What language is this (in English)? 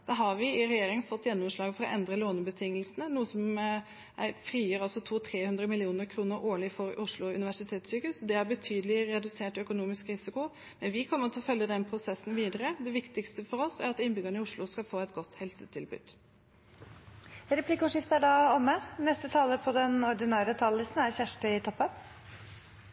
Norwegian